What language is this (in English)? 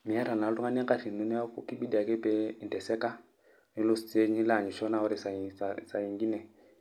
Masai